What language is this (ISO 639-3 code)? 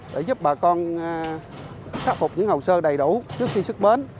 vie